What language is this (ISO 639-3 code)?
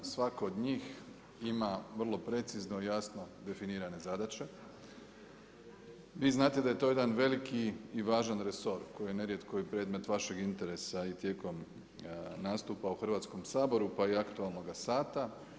hrv